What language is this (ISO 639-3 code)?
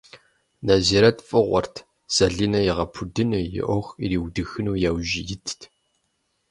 kbd